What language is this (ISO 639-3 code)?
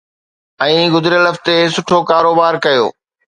snd